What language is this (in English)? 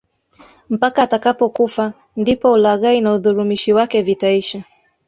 Swahili